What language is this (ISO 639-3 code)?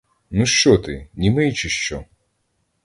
ukr